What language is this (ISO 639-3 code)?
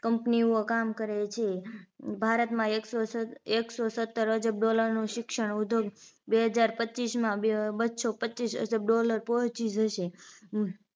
guj